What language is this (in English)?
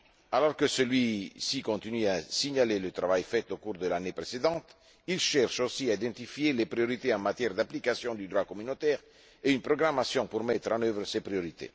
French